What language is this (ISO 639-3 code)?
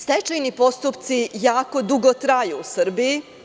srp